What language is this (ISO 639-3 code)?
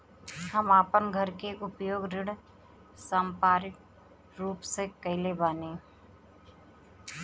bho